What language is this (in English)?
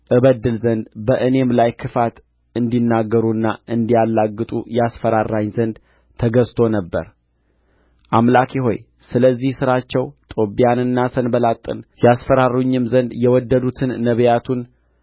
Amharic